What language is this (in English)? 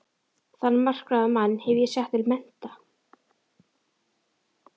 Icelandic